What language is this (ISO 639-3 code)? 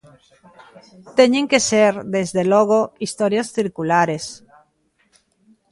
glg